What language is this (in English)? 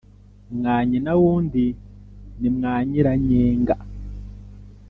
Kinyarwanda